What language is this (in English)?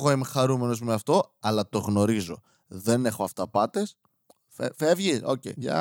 Greek